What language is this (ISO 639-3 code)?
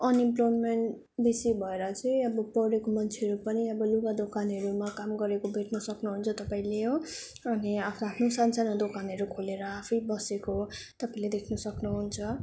nep